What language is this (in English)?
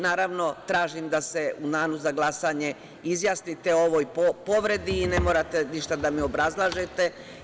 Serbian